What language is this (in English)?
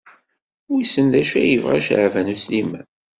Kabyle